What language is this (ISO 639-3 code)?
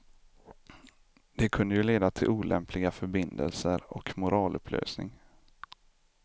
swe